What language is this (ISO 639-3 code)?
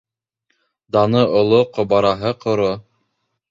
bak